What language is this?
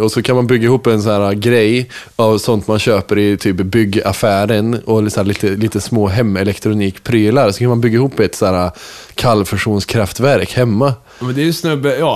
Swedish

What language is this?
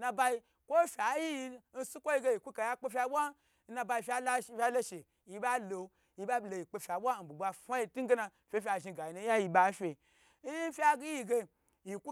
Gbagyi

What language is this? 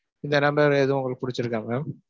Tamil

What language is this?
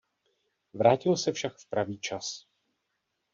Czech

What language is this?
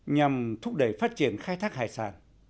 Vietnamese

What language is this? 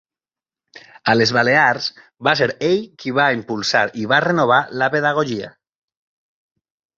Catalan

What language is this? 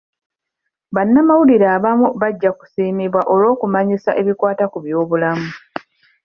Ganda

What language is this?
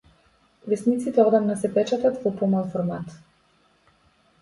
Macedonian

